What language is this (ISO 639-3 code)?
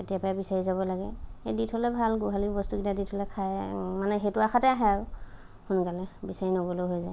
asm